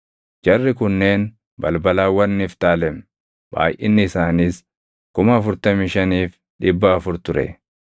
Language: Oromo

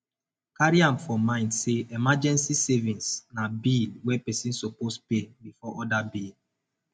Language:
Nigerian Pidgin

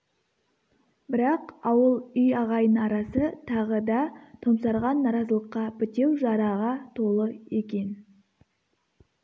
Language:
Kazakh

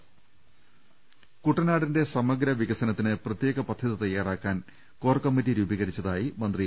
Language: Malayalam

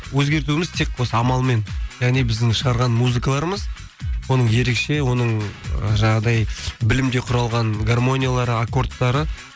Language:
Kazakh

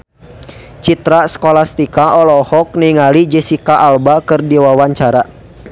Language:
Sundanese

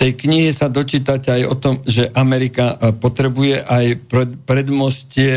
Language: Slovak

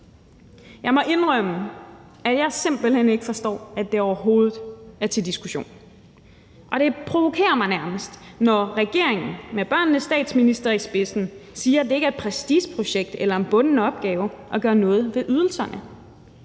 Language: Danish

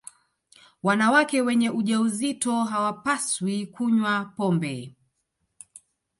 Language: Swahili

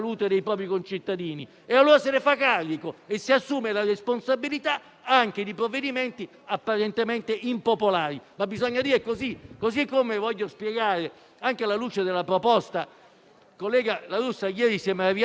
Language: Italian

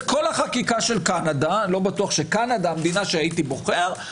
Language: Hebrew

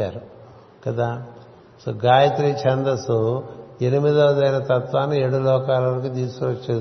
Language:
Telugu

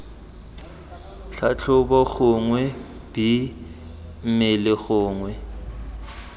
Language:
Tswana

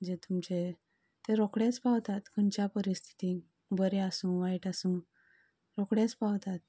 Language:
Konkani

